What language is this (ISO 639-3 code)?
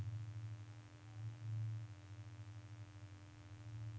nor